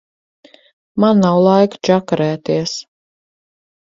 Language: Latvian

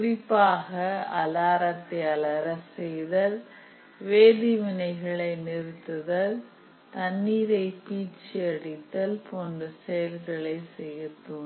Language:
Tamil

